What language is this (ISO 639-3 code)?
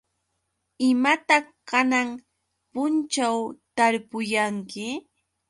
qux